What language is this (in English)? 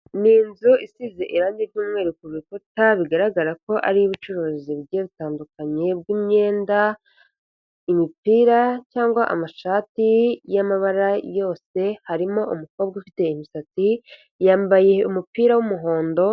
Kinyarwanda